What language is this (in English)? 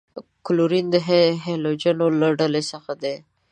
Pashto